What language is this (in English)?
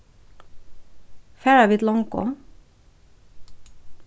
Faroese